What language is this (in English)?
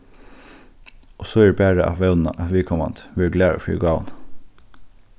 Faroese